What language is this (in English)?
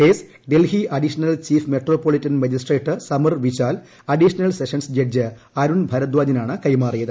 Malayalam